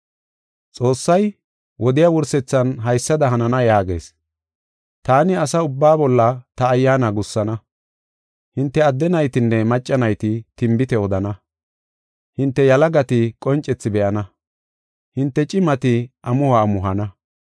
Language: Gofa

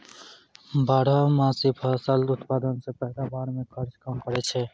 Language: Maithili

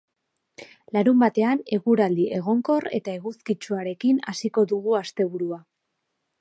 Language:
Basque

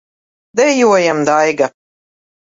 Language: Latvian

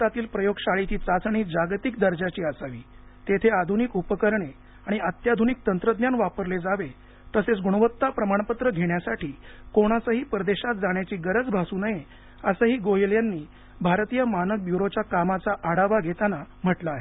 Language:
Marathi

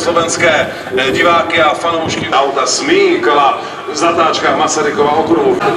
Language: Czech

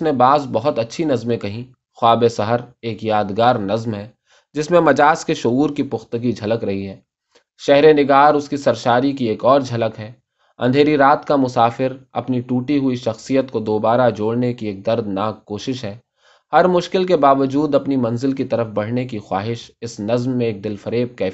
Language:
Urdu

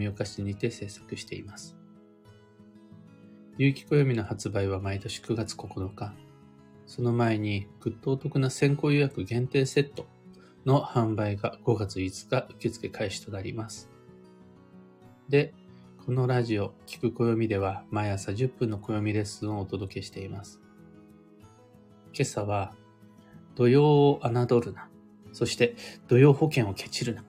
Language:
Japanese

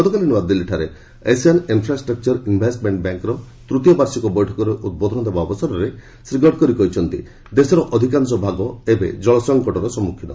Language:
Odia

